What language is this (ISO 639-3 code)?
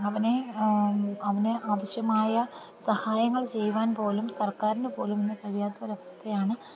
mal